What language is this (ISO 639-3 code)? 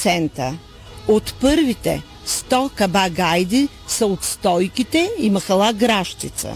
bul